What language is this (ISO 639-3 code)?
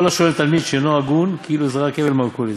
heb